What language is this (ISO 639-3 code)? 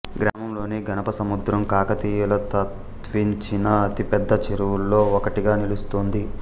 tel